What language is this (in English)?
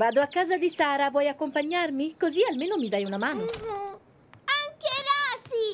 Italian